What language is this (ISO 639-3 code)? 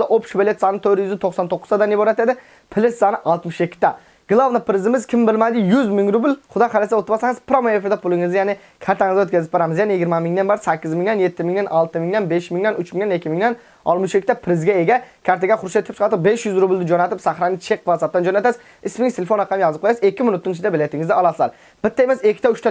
tur